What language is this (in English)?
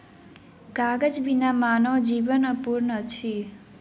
Maithili